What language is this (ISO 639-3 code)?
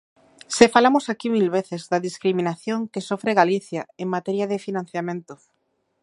glg